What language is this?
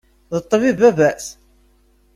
Kabyle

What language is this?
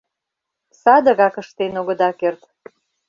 Mari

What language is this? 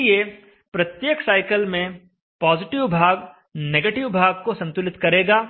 Hindi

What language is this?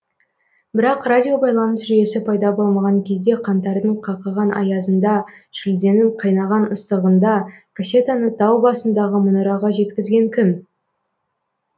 Kazakh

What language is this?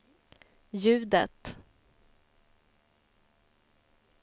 Swedish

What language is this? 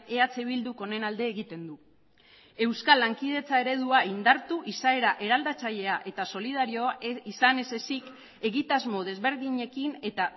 Basque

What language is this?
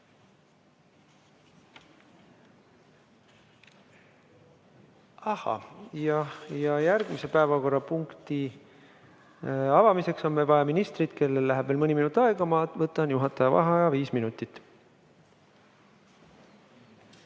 Estonian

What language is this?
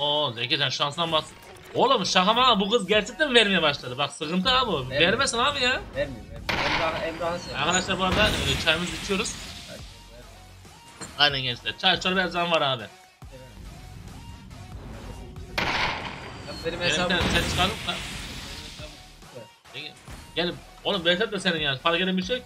Turkish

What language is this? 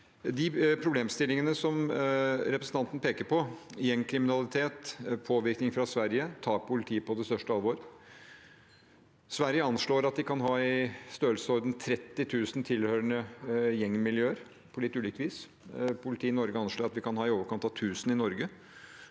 Norwegian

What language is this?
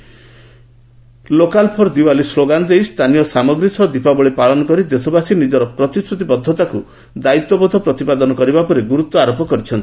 Odia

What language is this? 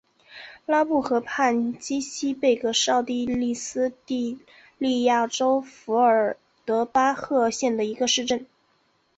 Chinese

